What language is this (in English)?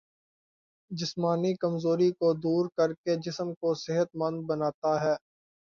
Urdu